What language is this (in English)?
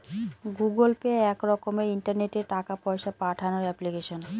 Bangla